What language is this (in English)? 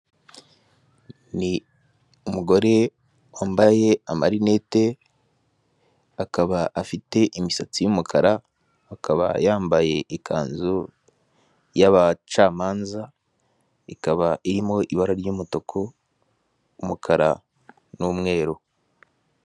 Kinyarwanda